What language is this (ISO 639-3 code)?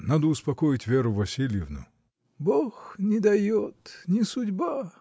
rus